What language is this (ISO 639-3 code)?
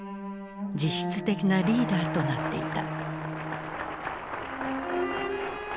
jpn